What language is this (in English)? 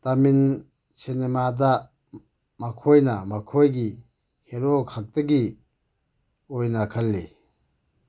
Manipuri